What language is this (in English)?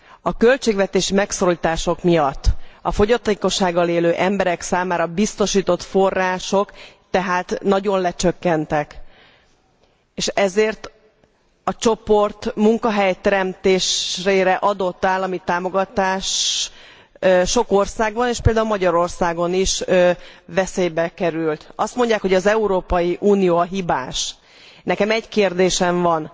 Hungarian